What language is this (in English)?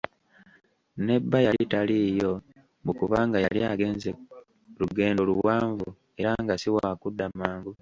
Ganda